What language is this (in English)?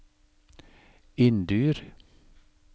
Norwegian